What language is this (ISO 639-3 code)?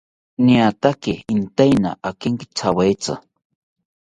cpy